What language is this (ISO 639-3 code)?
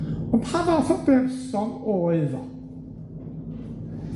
cym